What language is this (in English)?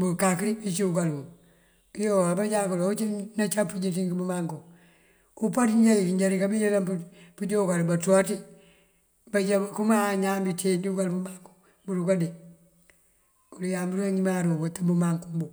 Mandjak